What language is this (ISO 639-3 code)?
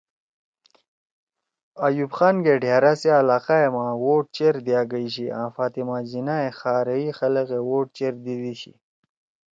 trw